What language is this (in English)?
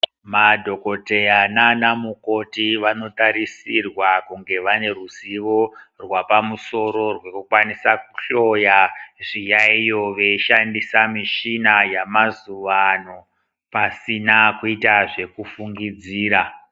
Ndau